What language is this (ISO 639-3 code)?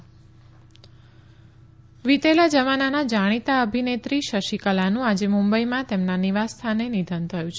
guj